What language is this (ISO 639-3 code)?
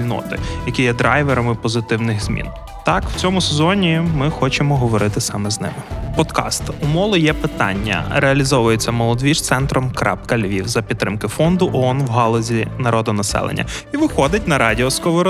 ukr